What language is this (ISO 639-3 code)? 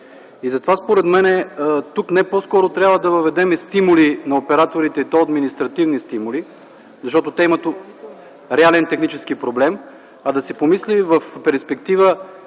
bul